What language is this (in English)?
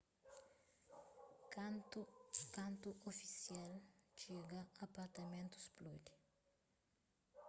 Kabuverdianu